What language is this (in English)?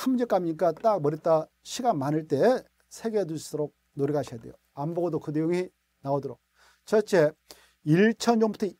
Korean